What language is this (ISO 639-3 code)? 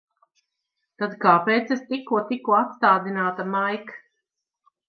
lav